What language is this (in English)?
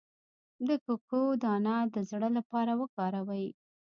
Pashto